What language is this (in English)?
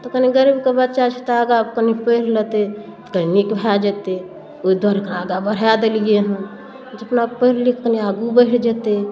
Maithili